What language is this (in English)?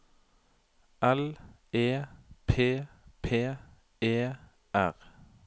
Norwegian